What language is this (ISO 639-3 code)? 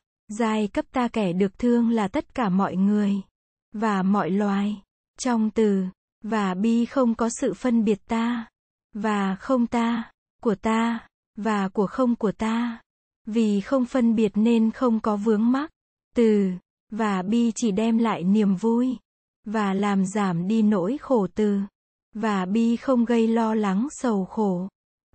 vie